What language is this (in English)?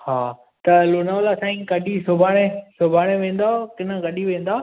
Sindhi